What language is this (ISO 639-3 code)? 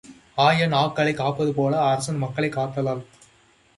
tam